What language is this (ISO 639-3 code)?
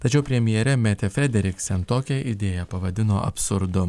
lit